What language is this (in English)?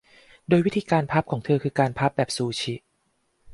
Thai